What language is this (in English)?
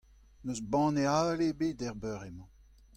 Breton